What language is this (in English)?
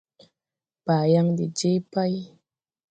Tupuri